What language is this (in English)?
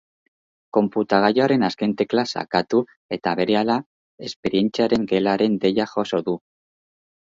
Basque